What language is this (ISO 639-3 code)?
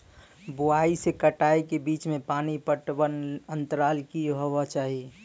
mai